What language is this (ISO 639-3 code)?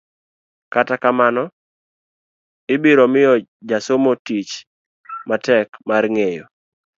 luo